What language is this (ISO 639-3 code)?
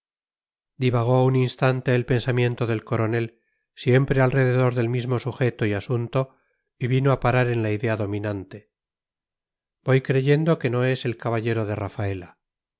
spa